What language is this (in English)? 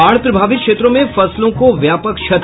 Hindi